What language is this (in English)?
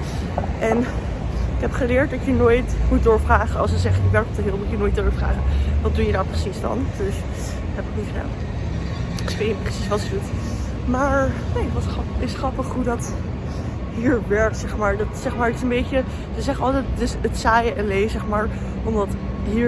Dutch